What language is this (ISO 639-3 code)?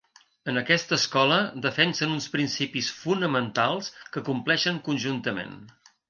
cat